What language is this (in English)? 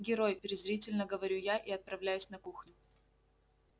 Russian